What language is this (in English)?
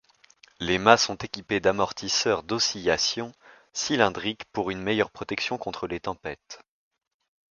French